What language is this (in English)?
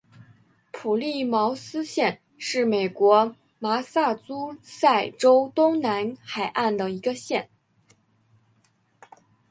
Chinese